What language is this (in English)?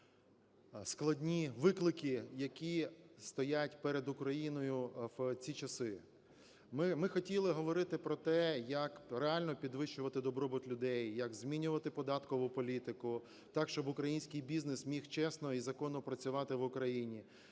Ukrainian